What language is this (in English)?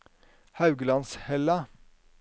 Norwegian